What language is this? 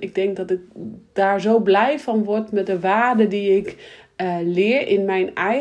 Dutch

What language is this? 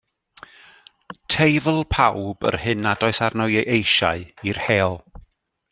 Welsh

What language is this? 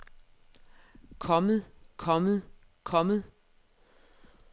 Danish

